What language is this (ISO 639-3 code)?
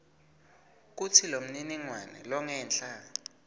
ssw